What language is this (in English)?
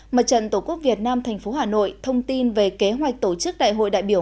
Vietnamese